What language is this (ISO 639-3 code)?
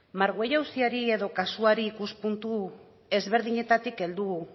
eus